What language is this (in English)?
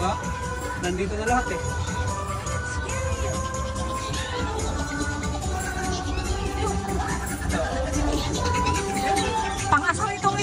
Filipino